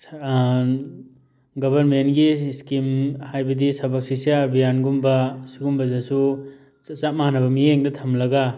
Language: Manipuri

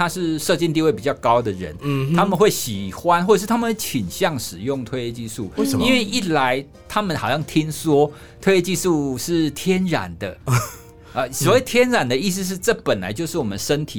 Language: Chinese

